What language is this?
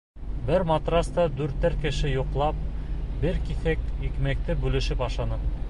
Bashkir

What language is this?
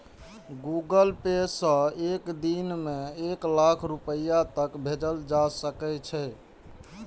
Maithili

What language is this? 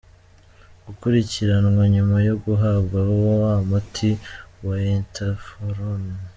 Kinyarwanda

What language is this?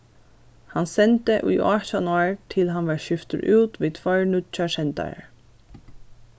Faroese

